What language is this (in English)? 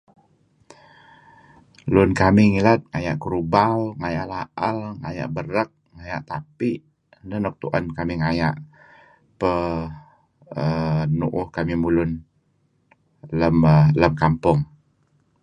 Kelabit